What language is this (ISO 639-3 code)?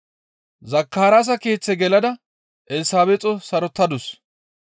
gmv